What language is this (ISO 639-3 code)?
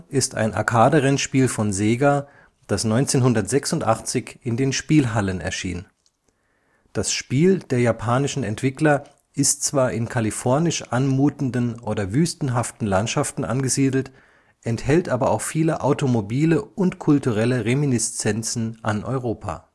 deu